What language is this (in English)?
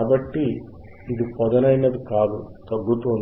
Telugu